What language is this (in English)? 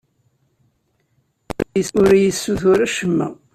Kabyle